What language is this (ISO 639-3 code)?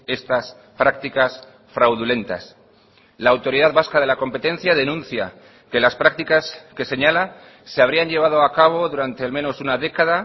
spa